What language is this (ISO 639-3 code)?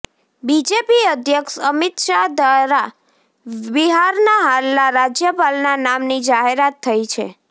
guj